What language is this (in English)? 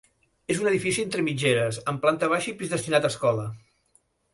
Catalan